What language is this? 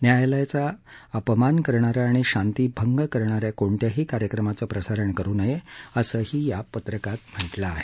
Marathi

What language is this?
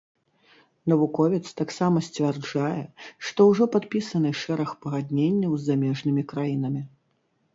Belarusian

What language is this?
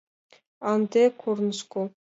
Mari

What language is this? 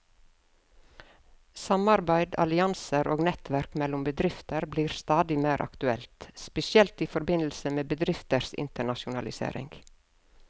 Norwegian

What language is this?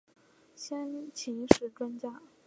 Chinese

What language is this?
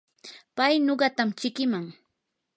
Yanahuanca Pasco Quechua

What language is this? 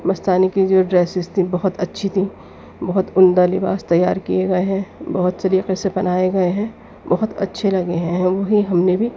Urdu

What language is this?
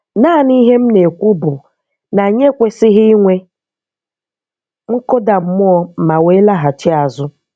Igbo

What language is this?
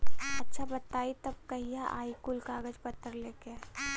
Bhojpuri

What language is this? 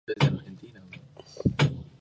Spanish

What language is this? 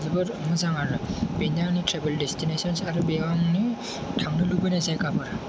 Bodo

